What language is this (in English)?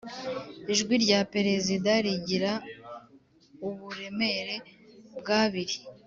Kinyarwanda